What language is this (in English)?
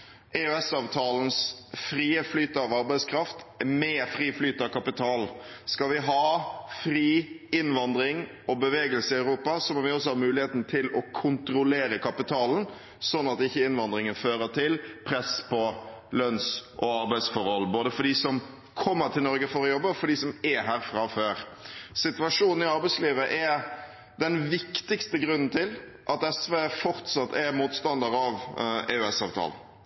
Norwegian Bokmål